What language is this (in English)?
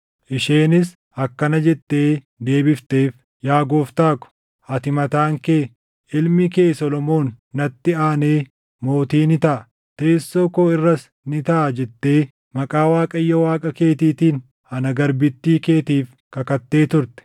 Oromo